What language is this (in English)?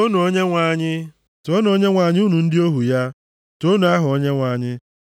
Igbo